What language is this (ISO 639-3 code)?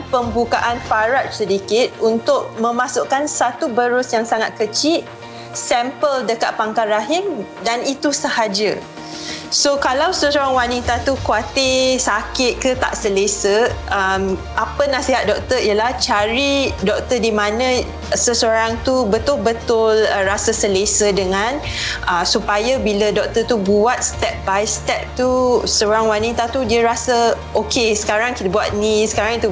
msa